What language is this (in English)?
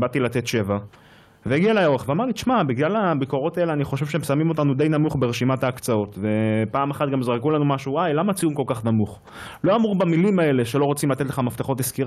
Hebrew